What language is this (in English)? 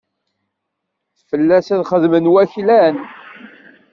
Kabyle